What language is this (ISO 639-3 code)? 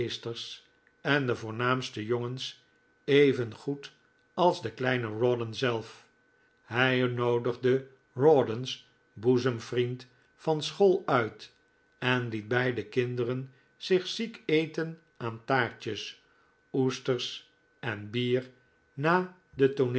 nld